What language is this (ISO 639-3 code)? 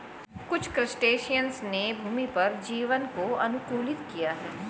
hin